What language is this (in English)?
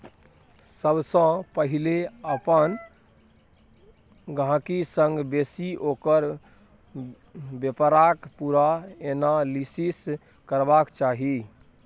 Maithili